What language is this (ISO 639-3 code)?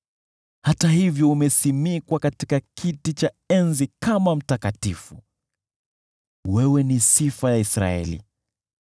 swa